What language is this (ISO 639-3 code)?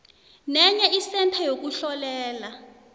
nbl